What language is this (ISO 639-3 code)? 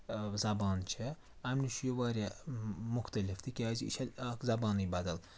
kas